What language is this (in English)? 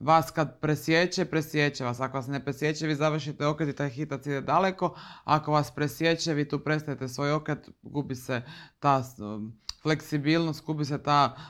Croatian